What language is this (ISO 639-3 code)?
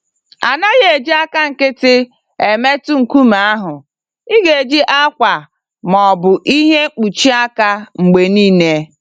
ibo